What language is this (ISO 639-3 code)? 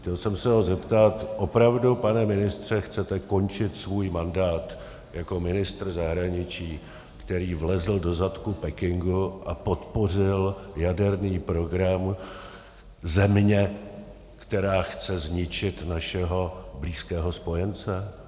ces